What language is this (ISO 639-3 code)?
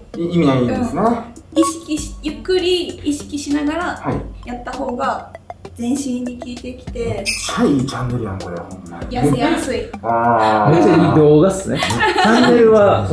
jpn